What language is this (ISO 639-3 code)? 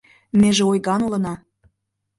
chm